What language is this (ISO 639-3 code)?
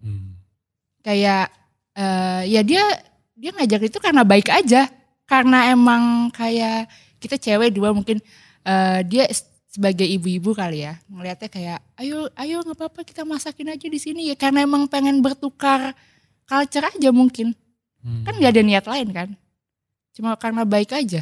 ind